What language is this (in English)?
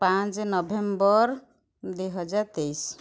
Odia